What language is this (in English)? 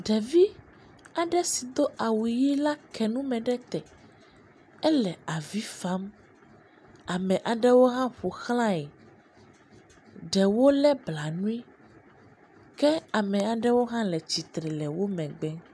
Ewe